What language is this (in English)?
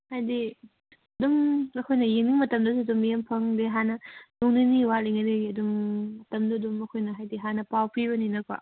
Manipuri